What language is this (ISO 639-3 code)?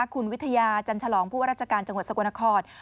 tha